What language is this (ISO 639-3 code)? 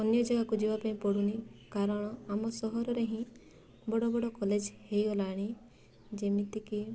ori